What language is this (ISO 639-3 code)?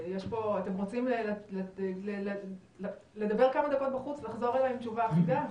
heb